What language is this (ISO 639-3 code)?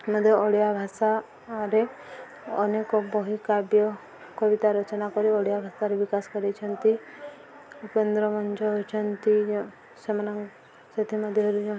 ori